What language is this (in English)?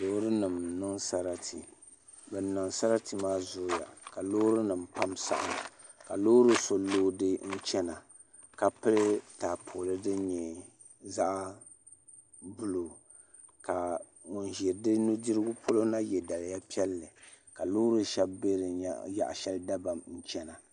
Dagbani